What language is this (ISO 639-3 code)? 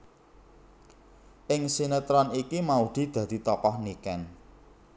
jav